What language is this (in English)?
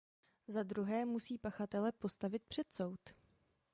Czech